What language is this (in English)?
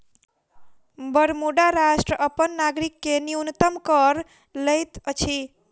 Maithili